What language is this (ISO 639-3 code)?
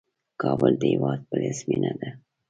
pus